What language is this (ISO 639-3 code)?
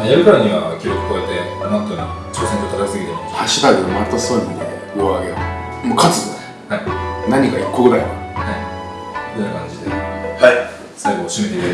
jpn